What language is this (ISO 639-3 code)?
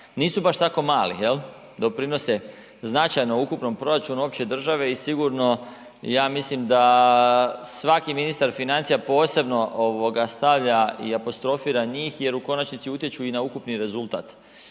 hrv